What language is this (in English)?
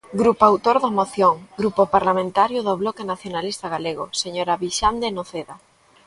Galician